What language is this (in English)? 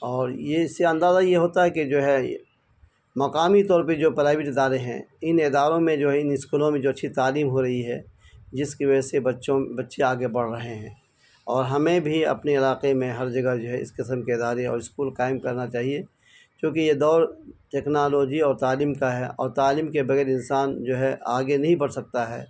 Urdu